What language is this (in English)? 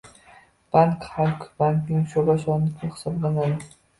Uzbek